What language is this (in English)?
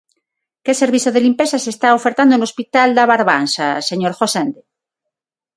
Galician